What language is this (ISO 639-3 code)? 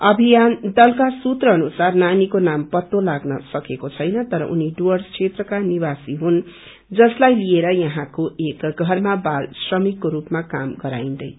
nep